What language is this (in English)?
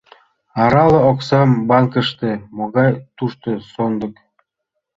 Mari